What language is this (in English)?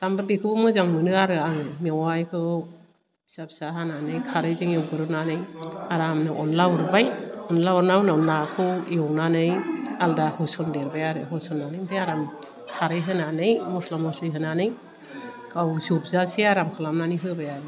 Bodo